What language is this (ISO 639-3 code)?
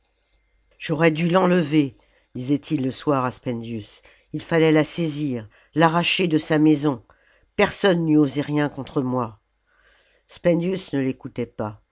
fra